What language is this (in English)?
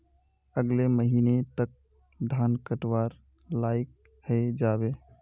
Magahi